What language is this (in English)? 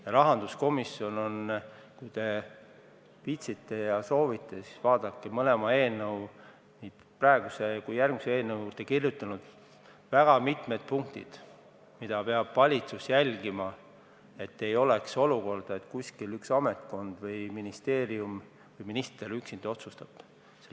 Estonian